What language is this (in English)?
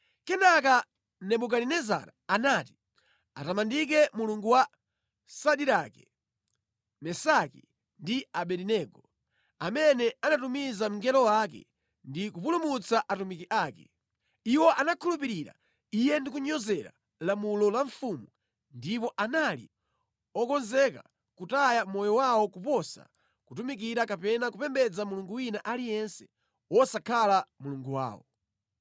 Nyanja